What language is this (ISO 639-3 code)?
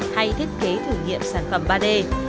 vie